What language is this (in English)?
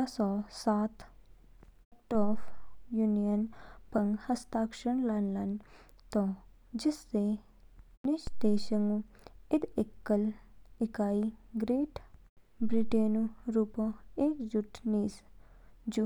Kinnauri